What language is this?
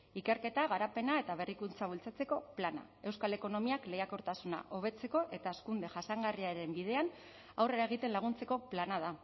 Basque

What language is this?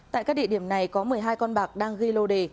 Vietnamese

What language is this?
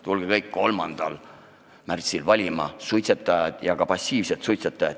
Estonian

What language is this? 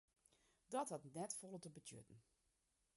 Western Frisian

